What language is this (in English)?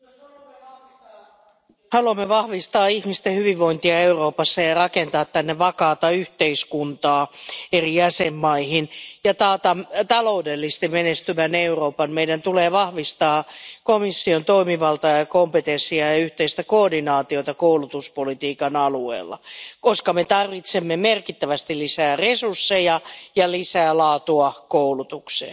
Finnish